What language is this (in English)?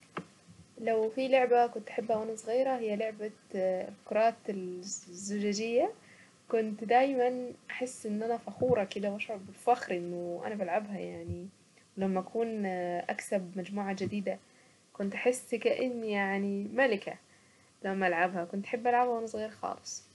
Saidi Arabic